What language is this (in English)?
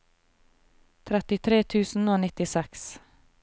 Norwegian